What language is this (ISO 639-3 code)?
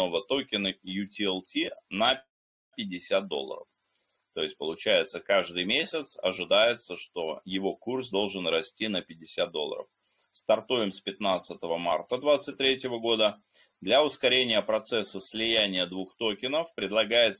rus